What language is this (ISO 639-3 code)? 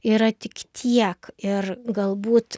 lit